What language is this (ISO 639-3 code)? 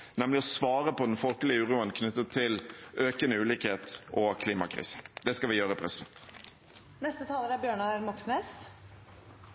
nob